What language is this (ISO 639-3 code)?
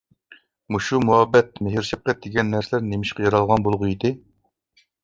uig